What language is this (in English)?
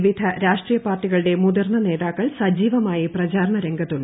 Malayalam